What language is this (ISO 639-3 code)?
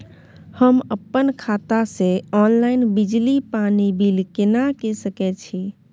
mai